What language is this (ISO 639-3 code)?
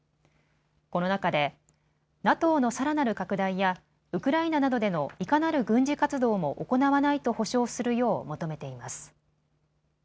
jpn